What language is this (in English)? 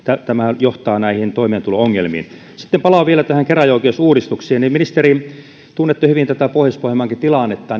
Finnish